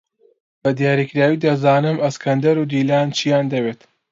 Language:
Central Kurdish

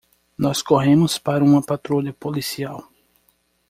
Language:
Portuguese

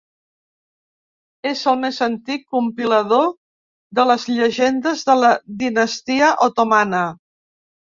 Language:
Catalan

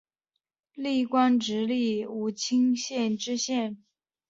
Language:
Chinese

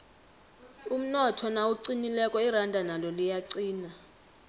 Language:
South Ndebele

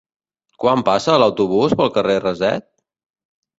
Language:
Catalan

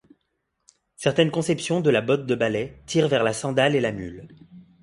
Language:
French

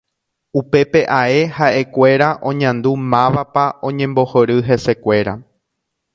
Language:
Guarani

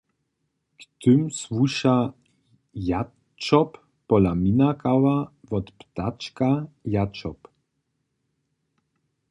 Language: Upper Sorbian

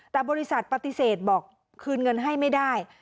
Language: Thai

